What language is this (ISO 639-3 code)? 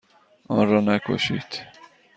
fas